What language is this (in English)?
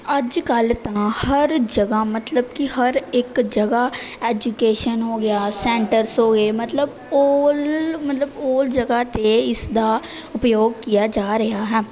Punjabi